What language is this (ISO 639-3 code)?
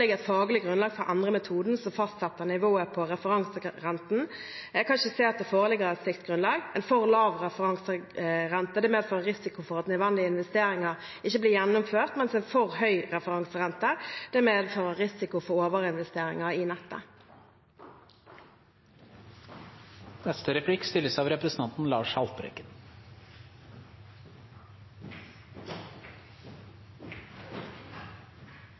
nob